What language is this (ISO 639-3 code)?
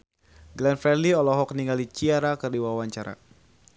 sun